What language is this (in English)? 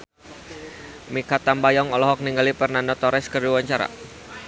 Sundanese